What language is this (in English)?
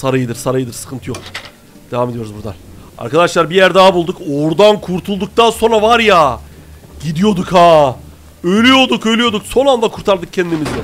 Turkish